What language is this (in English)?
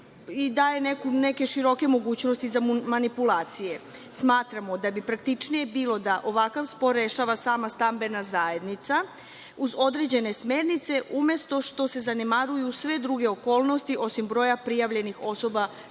Serbian